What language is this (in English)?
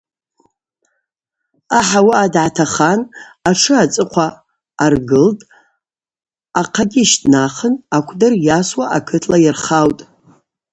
Abaza